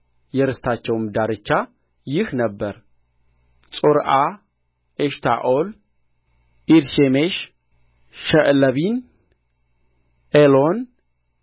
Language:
Amharic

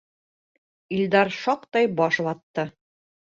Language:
Bashkir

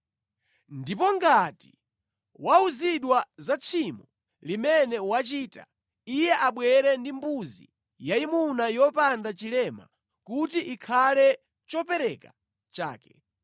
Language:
Nyanja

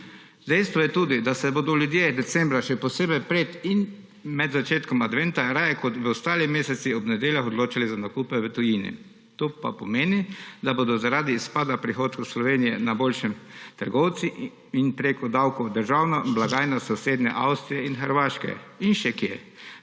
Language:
Slovenian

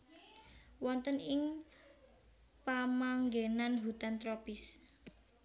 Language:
Javanese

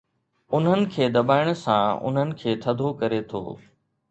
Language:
Sindhi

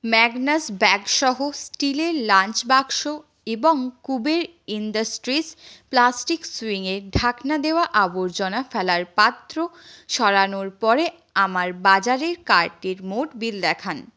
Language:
Bangla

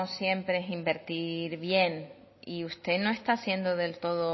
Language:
Spanish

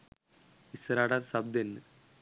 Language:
Sinhala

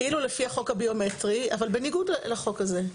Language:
Hebrew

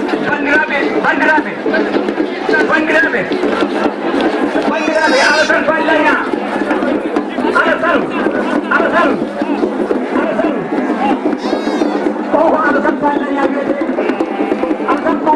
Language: Portuguese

